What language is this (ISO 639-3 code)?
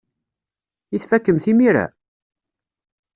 kab